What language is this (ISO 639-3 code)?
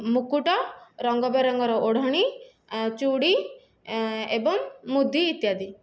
ori